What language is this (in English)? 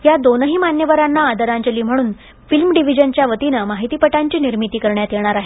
Marathi